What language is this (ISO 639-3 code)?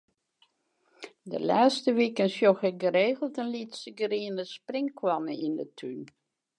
fry